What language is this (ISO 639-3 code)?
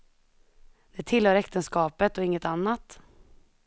swe